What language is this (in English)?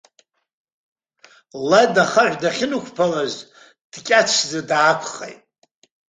Abkhazian